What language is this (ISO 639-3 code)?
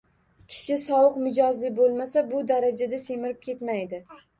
uzb